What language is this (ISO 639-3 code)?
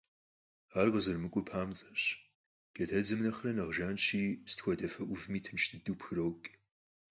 kbd